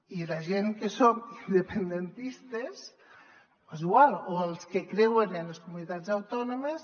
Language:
Catalan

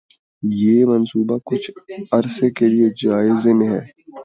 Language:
Urdu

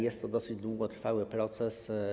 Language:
Polish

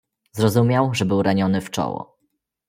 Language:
Polish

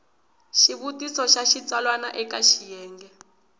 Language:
Tsonga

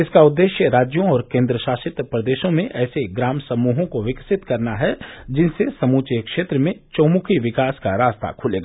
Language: Hindi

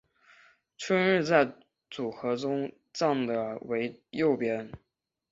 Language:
Chinese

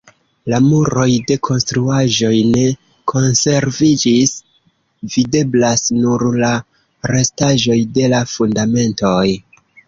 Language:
Esperanto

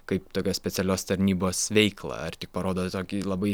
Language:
Lithuanian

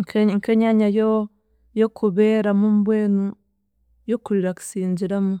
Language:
Chiga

